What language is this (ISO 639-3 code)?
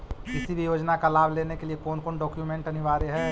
mag